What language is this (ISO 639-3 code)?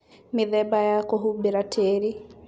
kik